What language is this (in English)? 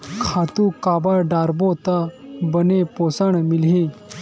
Chhattisgarhi